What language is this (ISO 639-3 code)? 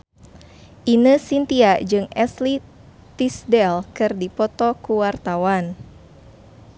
sun